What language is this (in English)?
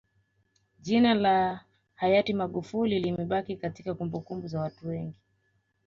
Swahili